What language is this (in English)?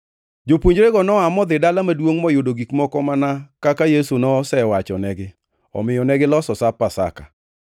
Luo (Kenya and Tanzania)